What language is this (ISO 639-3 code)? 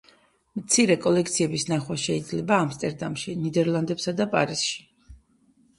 kat